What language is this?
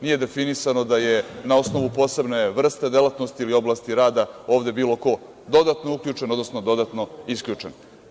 Serbian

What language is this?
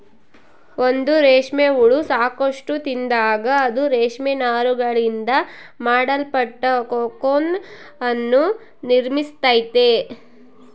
Kannada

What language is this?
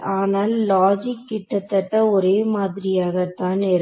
Tamil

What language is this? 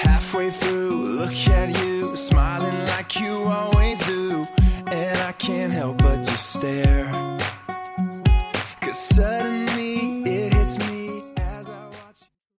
Chinese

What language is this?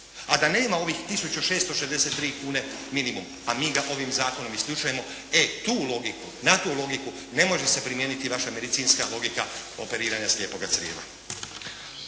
Croatian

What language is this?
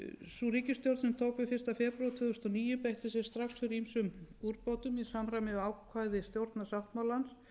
Icelandic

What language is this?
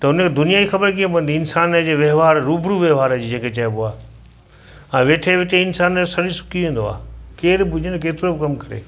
Sindhi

